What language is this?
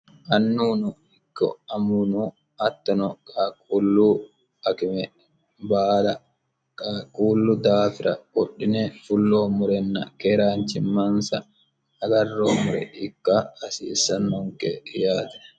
Sidamo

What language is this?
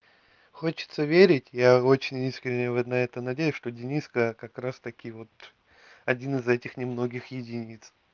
Russian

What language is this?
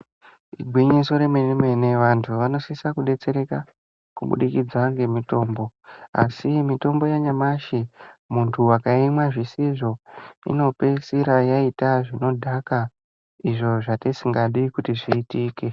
Ndau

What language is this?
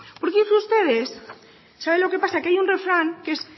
Spanish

